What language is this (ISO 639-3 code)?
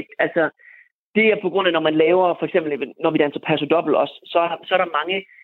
dan